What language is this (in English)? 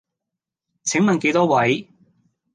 Cantonese